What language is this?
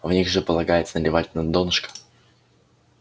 Russian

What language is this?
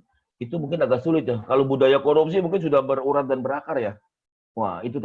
Indonesian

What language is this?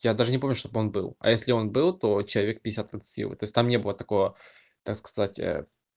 Russian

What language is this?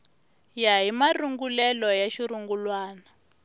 Tsonga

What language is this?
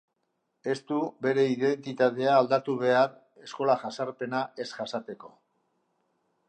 Basque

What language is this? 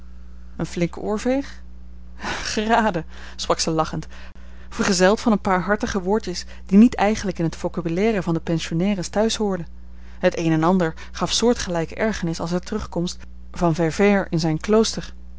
Dutch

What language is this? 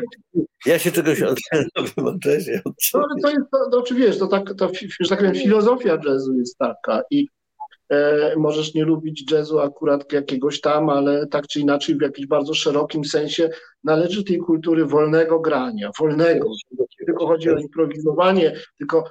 Polish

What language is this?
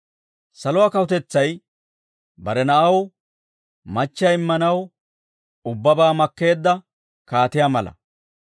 Dawro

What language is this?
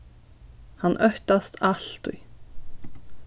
Faroese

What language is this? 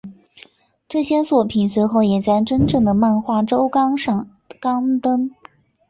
Chinese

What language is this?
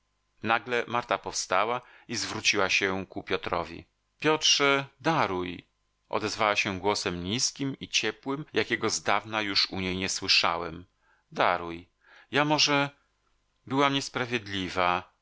Polish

